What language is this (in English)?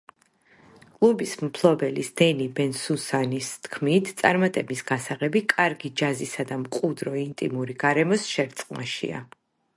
Georgian